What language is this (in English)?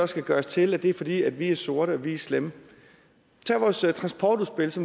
Danish